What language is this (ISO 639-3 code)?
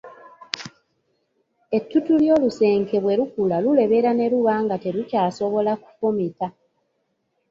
lug